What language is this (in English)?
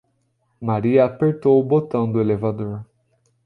Portuguese